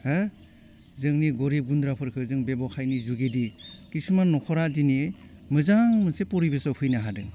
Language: Bodo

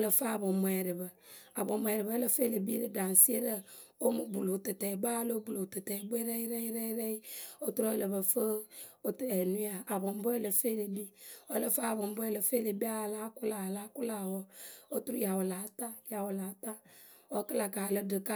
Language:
Akebu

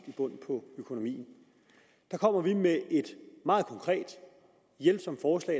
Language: Danish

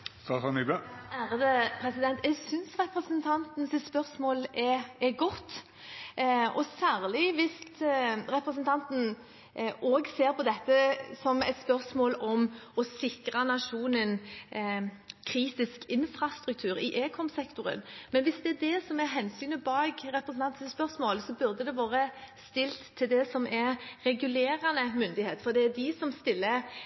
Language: Norwegian Bokmål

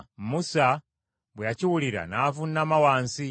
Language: Ganda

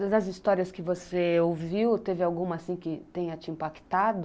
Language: Portuguese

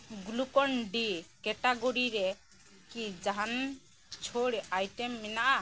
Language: Santali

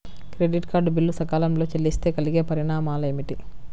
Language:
Telugu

